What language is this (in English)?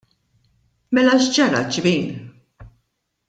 Maltese